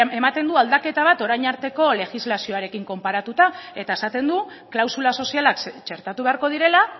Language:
Basque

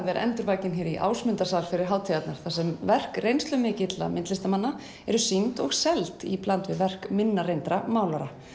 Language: Icelandic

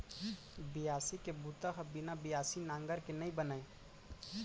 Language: Chhattisgarhi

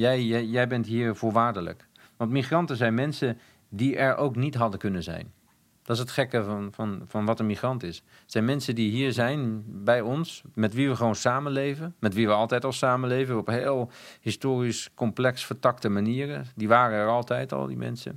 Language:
Dutch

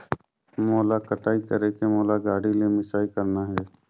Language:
Chhattisgarhi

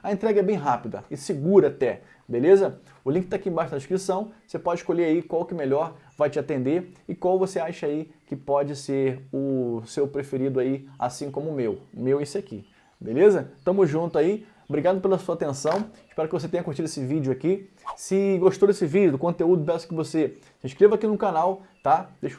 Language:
Portuguese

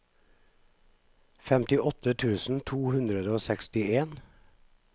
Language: Norwegian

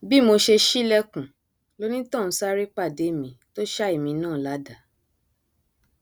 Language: Yoruba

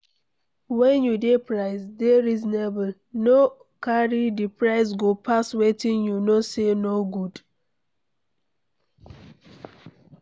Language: Nigerian Pidgin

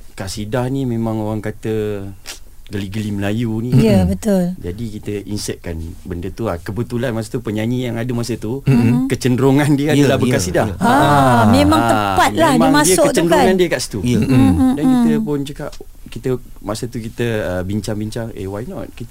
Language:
Malay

